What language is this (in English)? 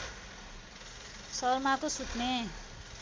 Nepali